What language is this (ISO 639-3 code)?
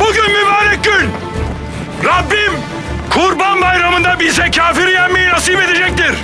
tur